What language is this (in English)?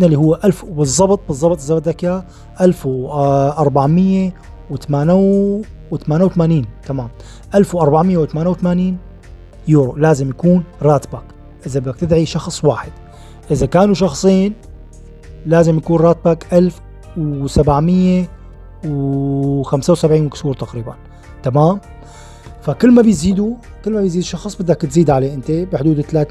Arabic